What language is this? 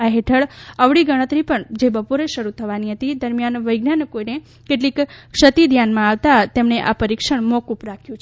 Gujarati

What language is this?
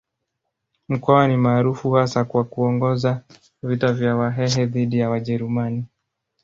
Swahili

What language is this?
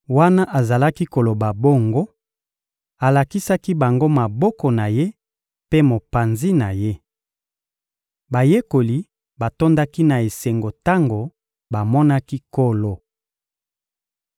Lingala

